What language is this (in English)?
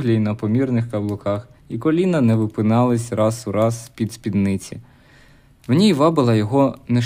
Ukrainian